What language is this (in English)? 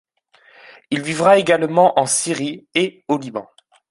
French